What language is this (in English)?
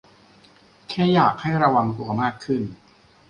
Thai